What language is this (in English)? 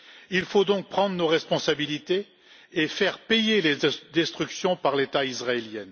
French